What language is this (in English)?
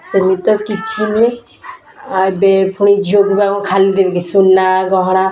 Odia